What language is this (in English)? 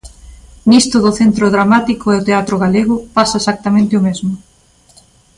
Galician